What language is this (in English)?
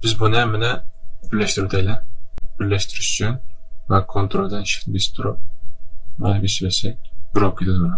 Turkish